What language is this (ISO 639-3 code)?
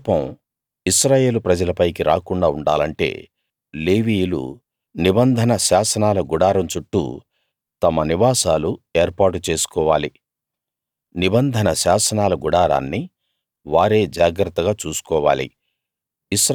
tel